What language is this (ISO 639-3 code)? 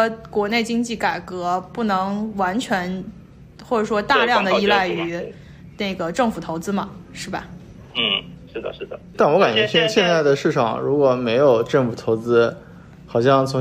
zho